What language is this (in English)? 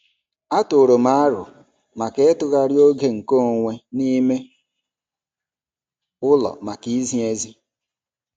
Igbo